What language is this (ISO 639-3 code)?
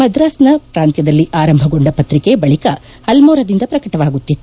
kan